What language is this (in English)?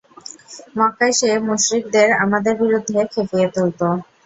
Bangla